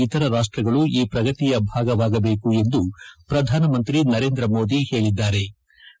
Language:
Kannada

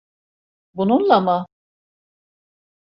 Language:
Turkish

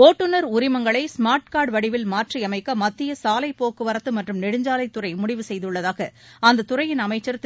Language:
Tamil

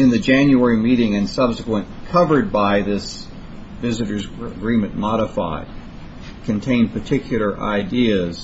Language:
English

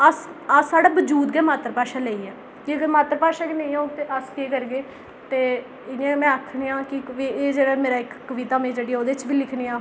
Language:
Dogri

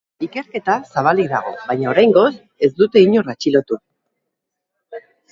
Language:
Basque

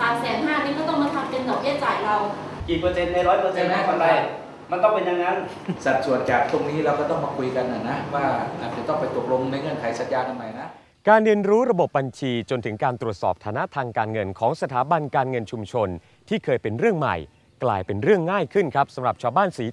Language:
Thai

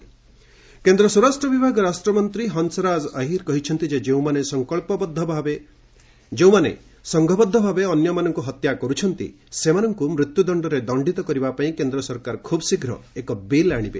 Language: Odia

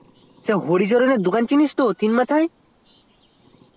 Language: Bangla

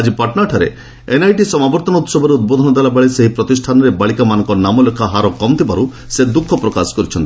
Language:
Odia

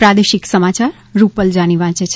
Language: Gujarati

